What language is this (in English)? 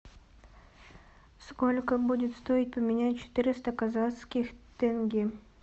Russian